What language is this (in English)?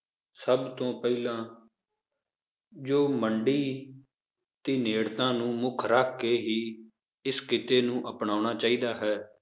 Punjabi